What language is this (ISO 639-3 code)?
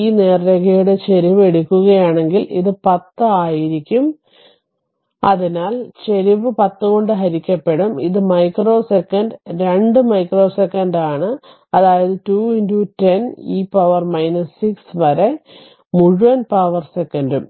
mal